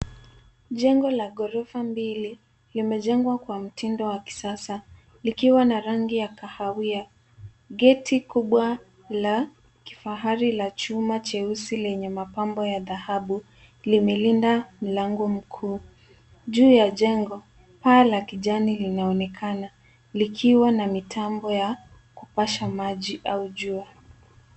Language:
Swahili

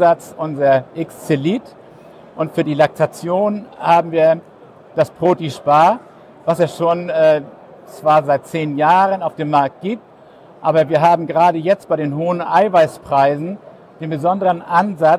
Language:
German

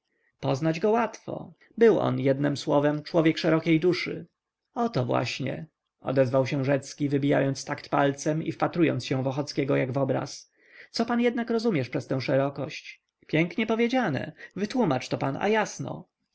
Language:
Polish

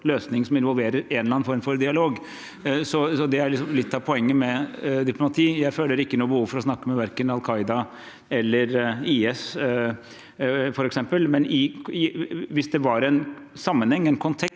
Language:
Norwegian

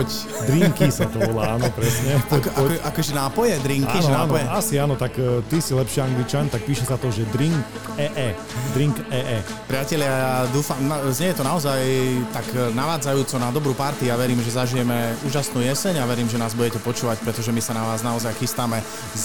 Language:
Slovak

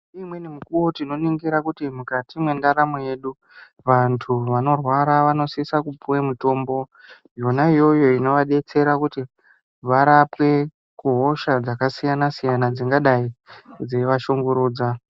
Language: Ndau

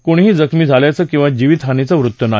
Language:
Marathi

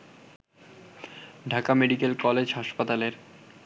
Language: Bangla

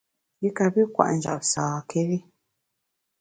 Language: Bamun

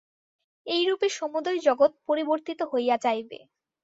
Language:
Bangla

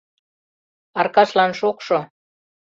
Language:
Mari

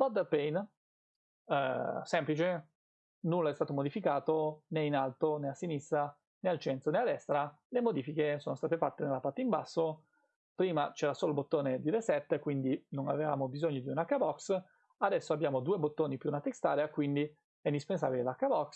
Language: Italian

